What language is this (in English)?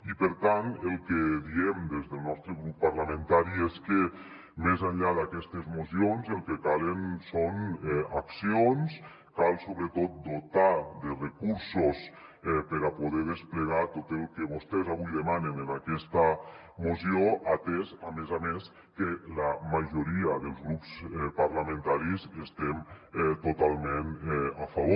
Catalan